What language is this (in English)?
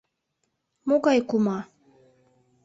Mari